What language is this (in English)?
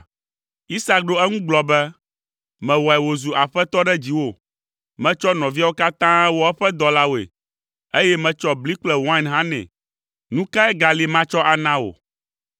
Ewe